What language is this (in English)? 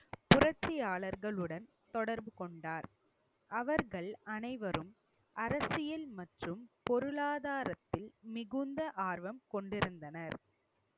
Tamil